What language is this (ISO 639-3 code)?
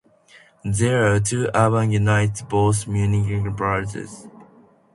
eng